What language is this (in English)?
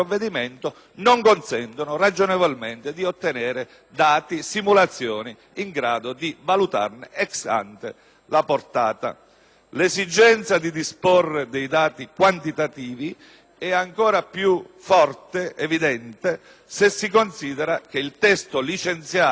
Italian